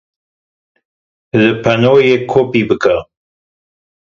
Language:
Kurdish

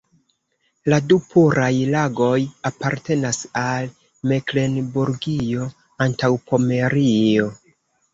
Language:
Esperanto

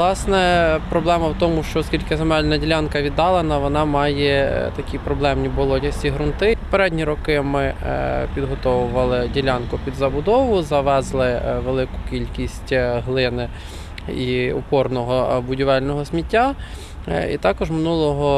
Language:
Ukrainian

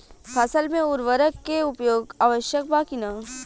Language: Bhojpuri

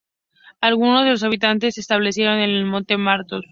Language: Spanish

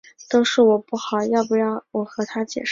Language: Chinese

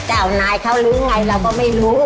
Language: Thai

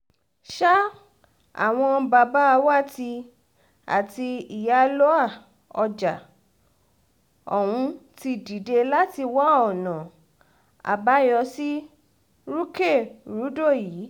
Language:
Yoruba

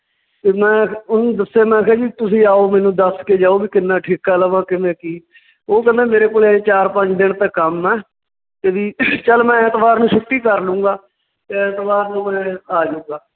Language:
Punjabi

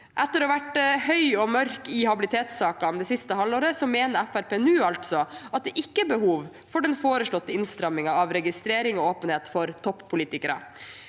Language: Norwegian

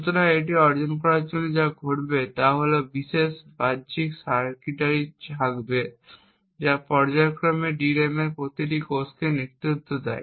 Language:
Bangla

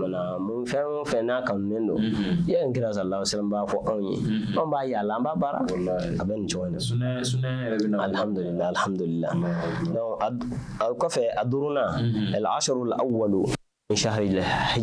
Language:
French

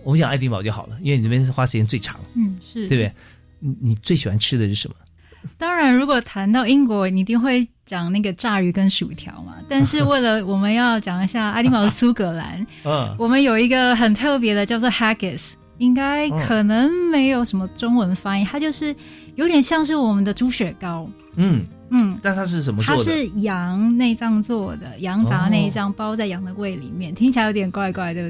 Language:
Chinese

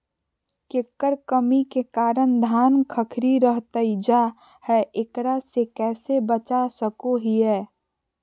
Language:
Magahi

